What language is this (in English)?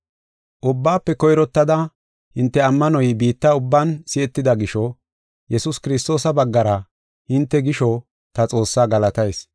Gofa